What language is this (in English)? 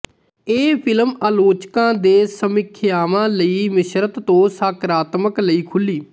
Punjabi